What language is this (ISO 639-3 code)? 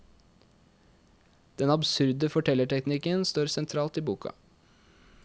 nor